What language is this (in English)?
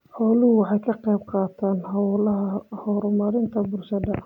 Somali